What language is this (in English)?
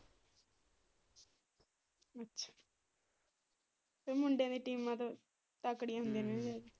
Punjabi